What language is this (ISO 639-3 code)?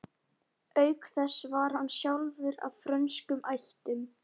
isl